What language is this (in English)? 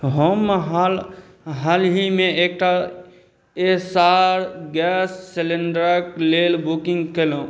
Maithili